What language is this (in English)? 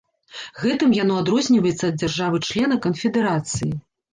Belarusian